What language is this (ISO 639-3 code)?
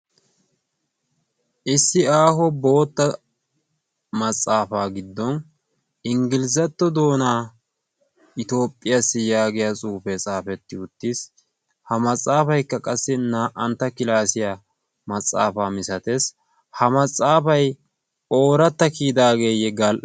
wal